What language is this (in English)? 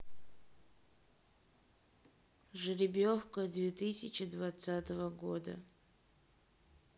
Russian